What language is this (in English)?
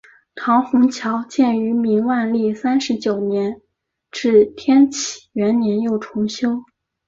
Chinese